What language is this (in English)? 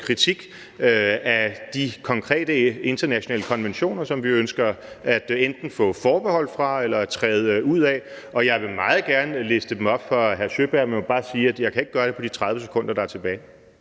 Danish